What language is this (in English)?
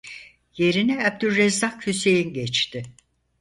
Turkish